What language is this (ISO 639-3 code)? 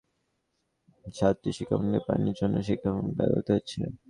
ben